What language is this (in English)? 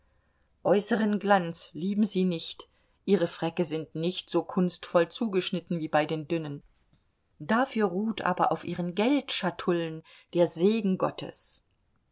German